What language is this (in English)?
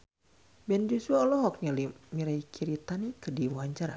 Sundanese